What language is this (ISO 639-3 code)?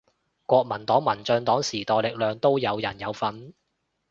yue